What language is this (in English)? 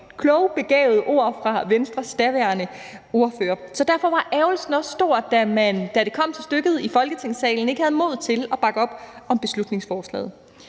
Danish